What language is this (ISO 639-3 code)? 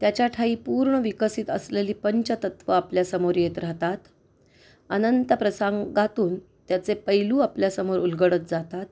mar